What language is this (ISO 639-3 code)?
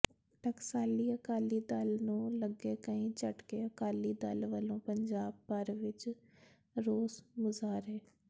pan